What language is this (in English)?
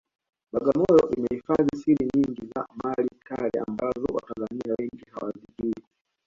Swahili